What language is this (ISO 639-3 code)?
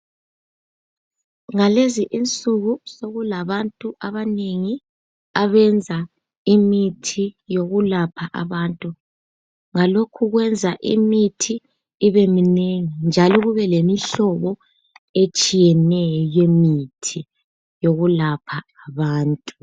nde